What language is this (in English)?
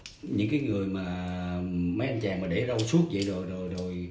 Vietnamese